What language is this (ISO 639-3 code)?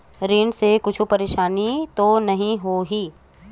hne